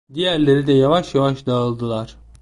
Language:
Turkish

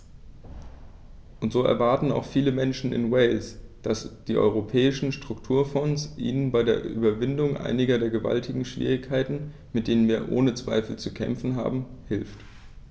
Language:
German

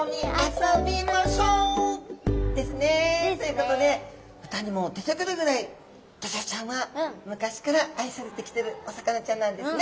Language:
Japanese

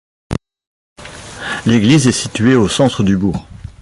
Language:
French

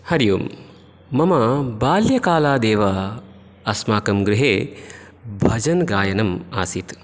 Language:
Sanskrit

